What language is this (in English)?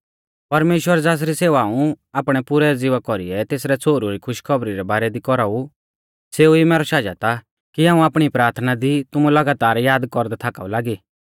Mahasu Pahari